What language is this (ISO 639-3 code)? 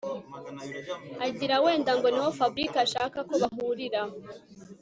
kin